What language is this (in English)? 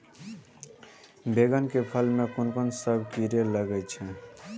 Maithili